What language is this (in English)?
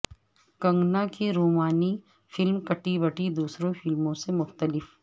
Urdu